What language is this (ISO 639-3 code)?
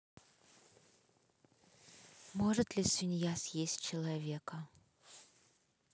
rus